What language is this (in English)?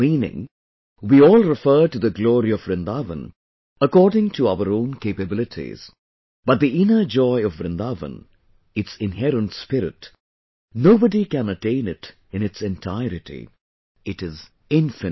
English